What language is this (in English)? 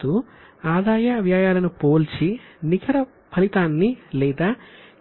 Telugu